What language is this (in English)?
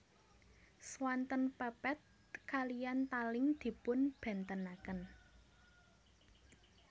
Javanese